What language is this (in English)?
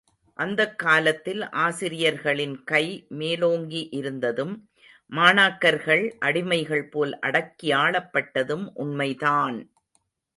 Tamil